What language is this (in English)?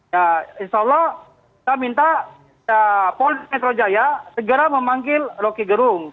Indonesian